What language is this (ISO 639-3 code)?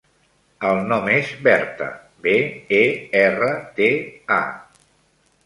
cat